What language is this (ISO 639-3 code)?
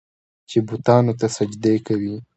pus